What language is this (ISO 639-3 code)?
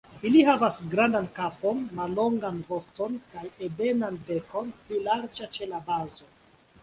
epo